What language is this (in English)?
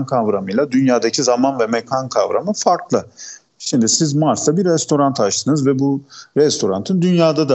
Turkish